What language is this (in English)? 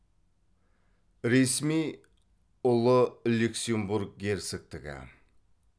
Kazakh